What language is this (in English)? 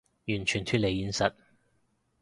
Cantonese